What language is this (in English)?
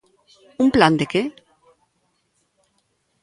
Galician